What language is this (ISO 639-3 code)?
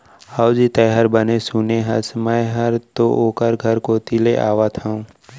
hne